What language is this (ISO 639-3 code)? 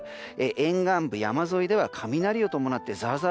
jpn